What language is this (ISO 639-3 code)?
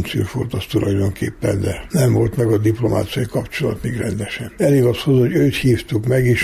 hun